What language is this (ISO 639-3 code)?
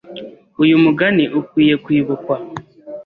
kin